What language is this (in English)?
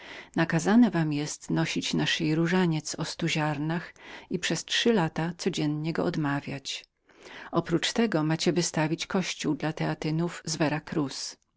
Polish